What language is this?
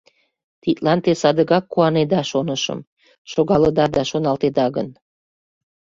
Mari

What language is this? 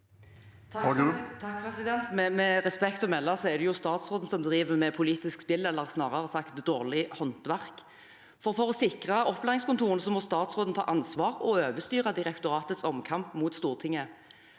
Norwegian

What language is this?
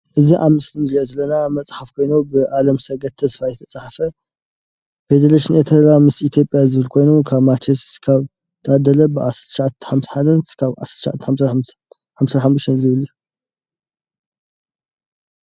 Tigrinya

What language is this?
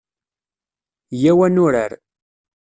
Kabyle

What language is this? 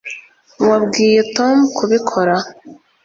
Kinyarwanda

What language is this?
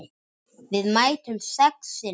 Icelandic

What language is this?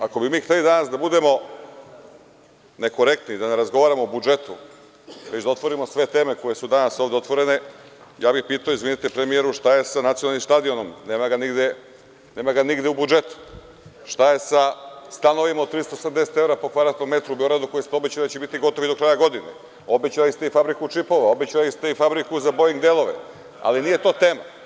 Serbian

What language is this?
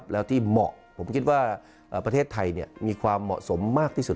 Thai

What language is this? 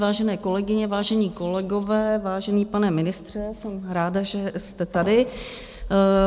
Czech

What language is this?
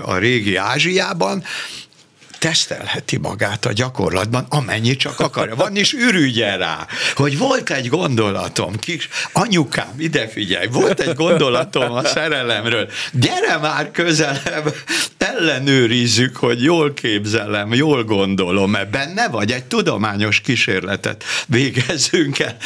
Hungarian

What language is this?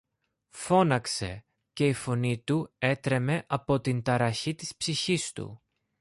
Greek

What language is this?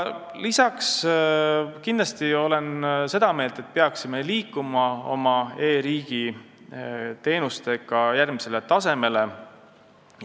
Estonian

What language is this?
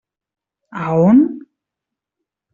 Catalan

